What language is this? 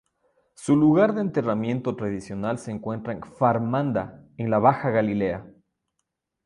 Spanish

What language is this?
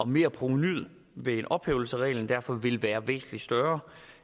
Danish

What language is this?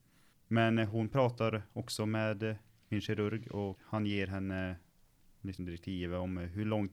Swedish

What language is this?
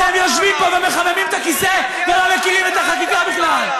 Hebrew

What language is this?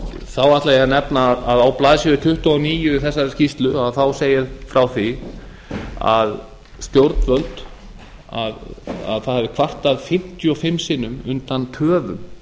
Icelandic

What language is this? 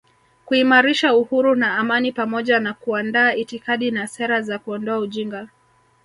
Swahili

